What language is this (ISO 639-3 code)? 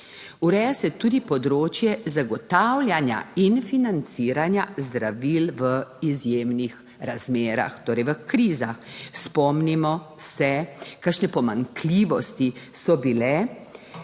slv